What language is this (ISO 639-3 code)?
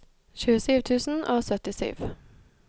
nor